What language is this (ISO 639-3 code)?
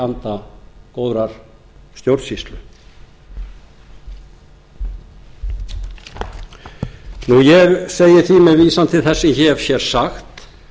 isl